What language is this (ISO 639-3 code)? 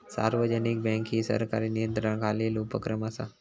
mar